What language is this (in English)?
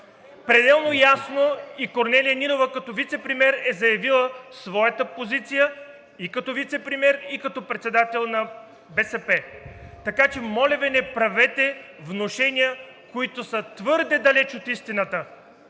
Bulgarian